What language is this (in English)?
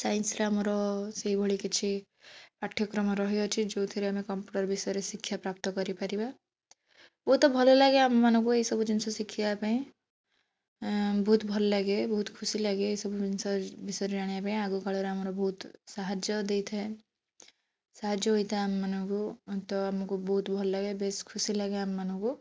Odia